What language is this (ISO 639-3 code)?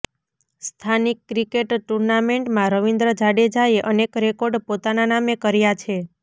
guj